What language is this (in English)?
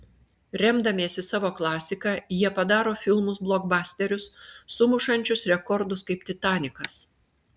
Lithuanian